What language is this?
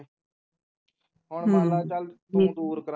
Punjabi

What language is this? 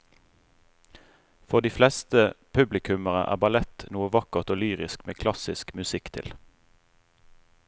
Norwegian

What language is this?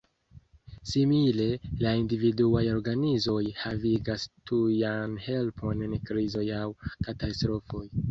Esperanto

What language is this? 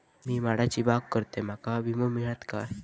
Marathi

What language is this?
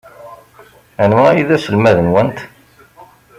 Kabyle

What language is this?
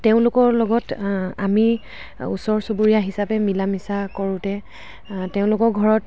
Assamese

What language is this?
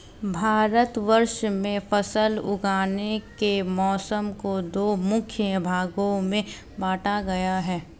Hindi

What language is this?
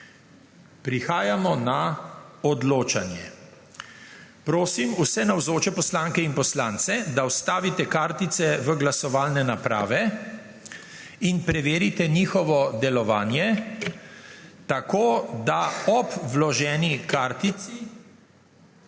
Slovenian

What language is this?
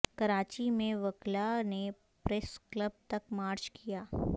Urdu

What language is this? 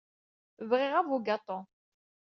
Kabyle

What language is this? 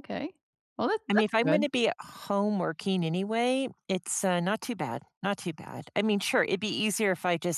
English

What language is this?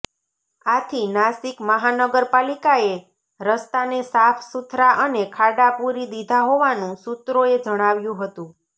Gujarati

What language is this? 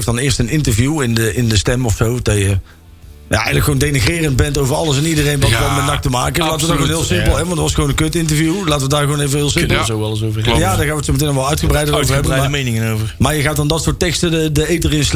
Dutch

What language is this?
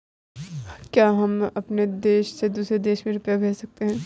Hindi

